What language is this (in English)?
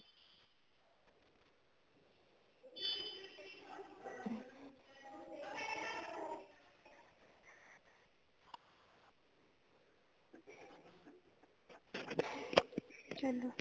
Punjabi